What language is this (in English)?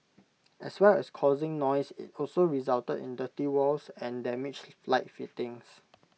English